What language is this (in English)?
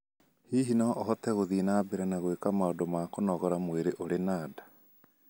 Kikuyu